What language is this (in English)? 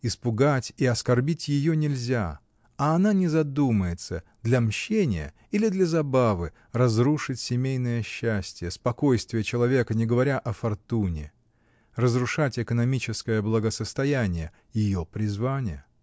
Russian